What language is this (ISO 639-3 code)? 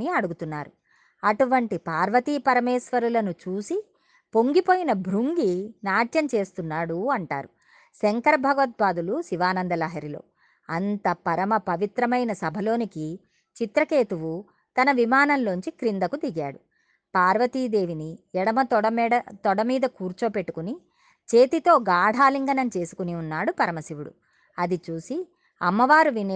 tel